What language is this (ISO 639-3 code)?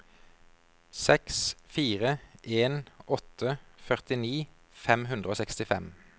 nor